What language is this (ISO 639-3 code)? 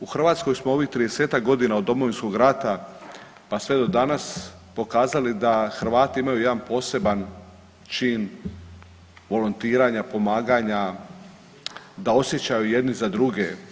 hrv